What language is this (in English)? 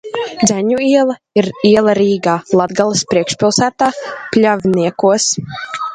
Latvian